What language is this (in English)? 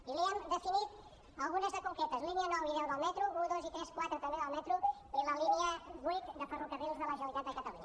Catalan